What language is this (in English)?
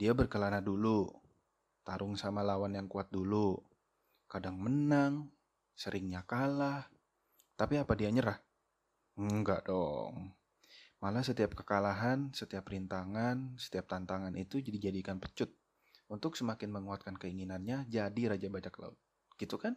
Indonesian